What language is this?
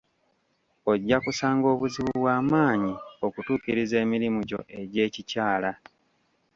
Ganda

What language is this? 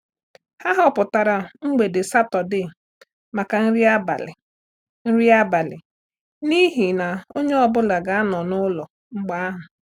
Igbo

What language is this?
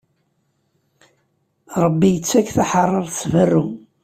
Kabyle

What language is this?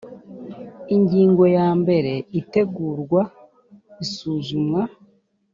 Kinyarwanda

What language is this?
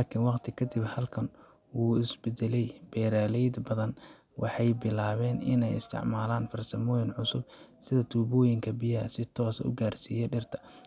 Somali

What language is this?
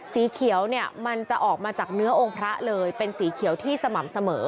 Thai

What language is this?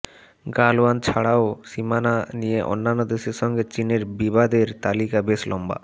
Bangla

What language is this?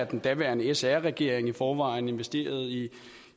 Danish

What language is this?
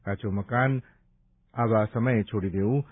Gujarati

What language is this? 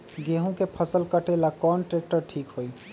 Magahi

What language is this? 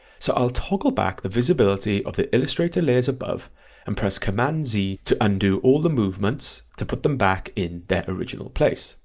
English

